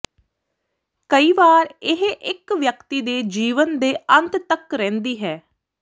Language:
Punjabi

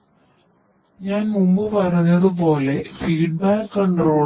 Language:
Malayalam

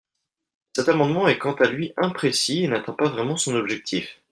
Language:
French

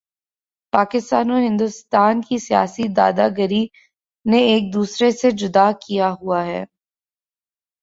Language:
Urdu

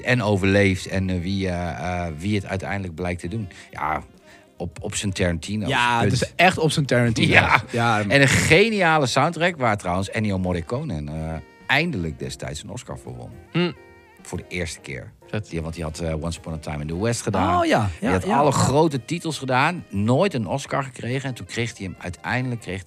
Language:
Dutch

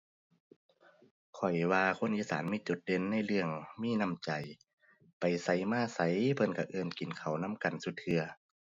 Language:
Thai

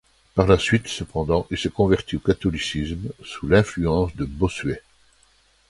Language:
French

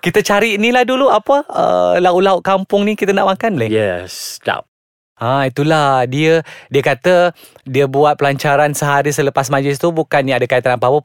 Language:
Malay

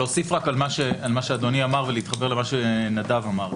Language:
Hebrew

